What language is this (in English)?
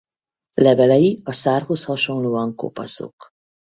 Hungarian